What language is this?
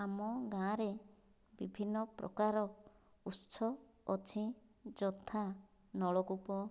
Odia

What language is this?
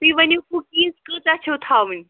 Kashmiri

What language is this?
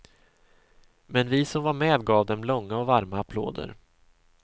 Swedish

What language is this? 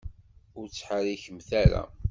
Kabyle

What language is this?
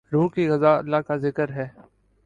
Urdu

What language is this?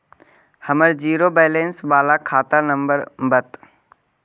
Magahi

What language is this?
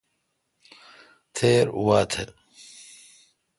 Kalkoti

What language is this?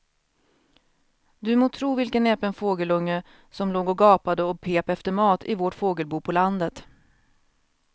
Swedish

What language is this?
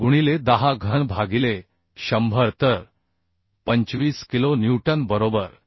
Marathi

